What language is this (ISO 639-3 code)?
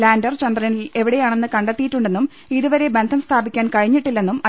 mal